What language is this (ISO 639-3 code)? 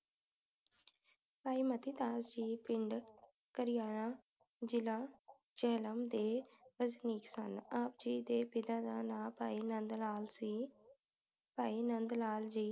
pan